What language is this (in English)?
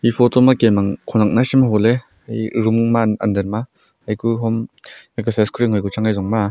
Wancho Naga